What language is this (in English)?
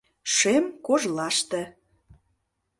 Mari